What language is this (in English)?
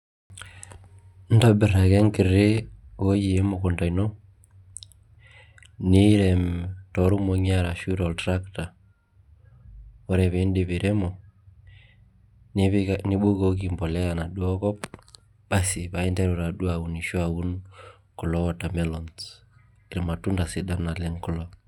Masai